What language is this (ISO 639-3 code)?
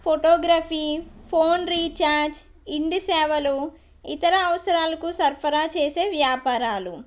tel